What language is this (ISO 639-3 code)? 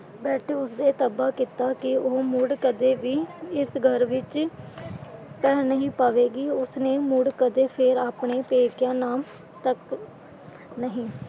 pan